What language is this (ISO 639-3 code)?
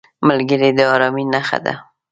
pus